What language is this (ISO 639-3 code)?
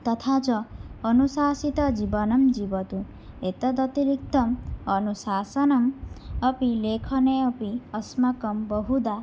san